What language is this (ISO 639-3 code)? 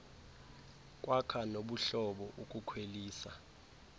xho